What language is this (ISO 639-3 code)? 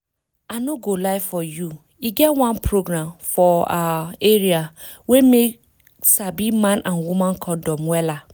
pcm